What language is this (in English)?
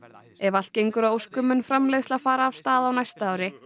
Icelandic